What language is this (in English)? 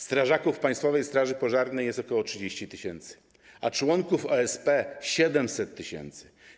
Polish